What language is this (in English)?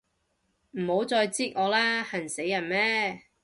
Cantonese